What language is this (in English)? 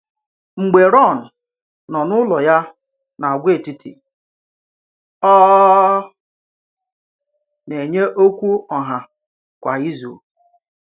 Igbo